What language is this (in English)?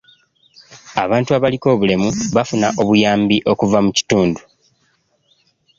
Ganda